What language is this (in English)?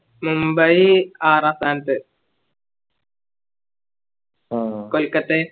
Malayalam